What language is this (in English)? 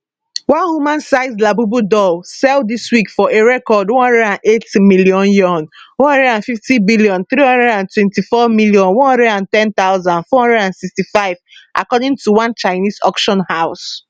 Nigerian Pidgin